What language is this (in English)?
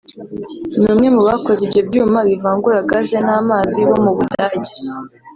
Kinyarwanda